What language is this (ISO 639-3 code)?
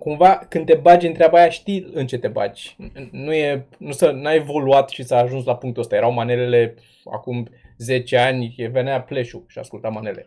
ron